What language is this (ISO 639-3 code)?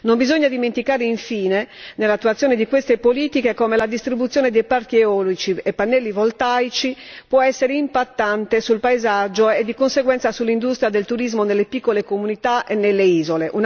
ita